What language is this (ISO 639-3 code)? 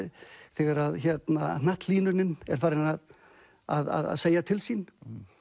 isl